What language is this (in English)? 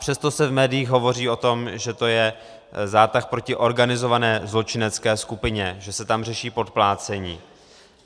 Czech